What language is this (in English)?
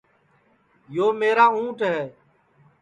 Sansi